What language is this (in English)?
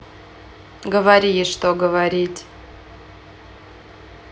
Russian